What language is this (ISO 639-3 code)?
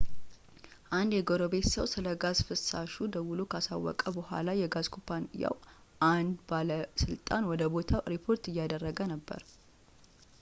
amh